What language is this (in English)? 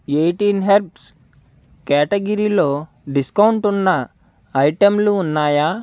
Telugu